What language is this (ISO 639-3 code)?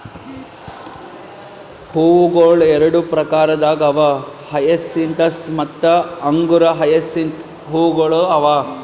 kan